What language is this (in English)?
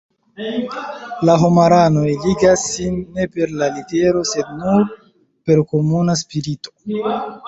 Esperanto